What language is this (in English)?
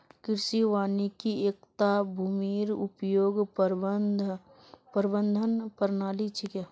Magahi